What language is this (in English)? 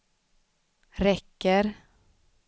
Swedish